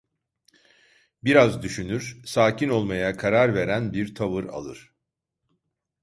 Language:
Turkish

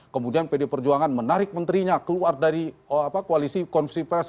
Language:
Indonesian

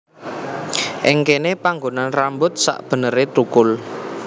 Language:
Javanese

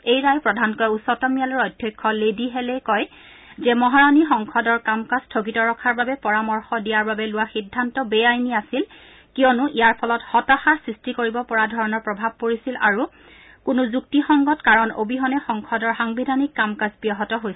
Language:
Assamese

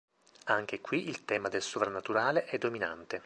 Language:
Italian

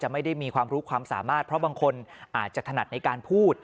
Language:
Thai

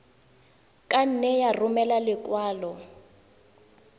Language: Tswana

